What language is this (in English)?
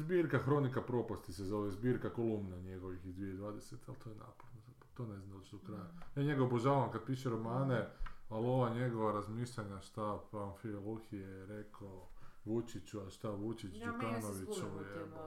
Croatian